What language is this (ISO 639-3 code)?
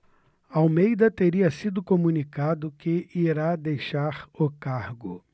por